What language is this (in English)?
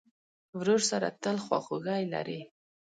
Pashto